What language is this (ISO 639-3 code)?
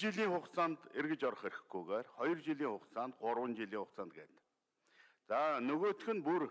tur